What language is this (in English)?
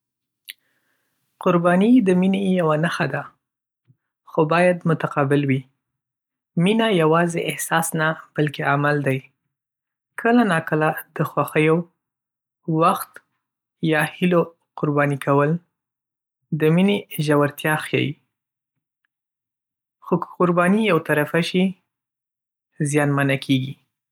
Pashto